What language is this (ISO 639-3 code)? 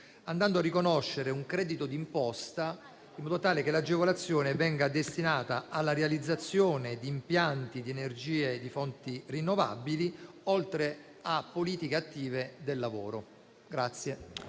ita